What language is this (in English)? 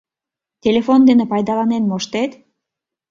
Mari